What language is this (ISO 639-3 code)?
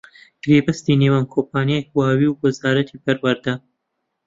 ckb